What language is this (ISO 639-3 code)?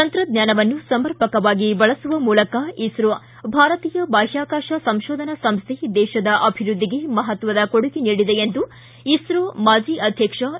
kan